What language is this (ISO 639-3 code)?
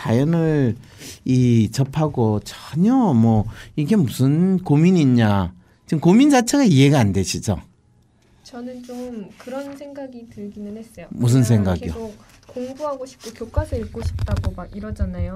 kor